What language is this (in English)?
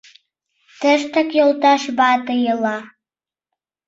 Mari